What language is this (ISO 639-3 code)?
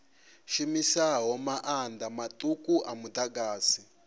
ven